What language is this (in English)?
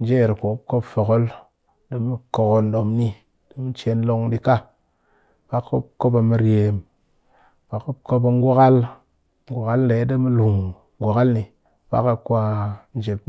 Cakfem-Mushere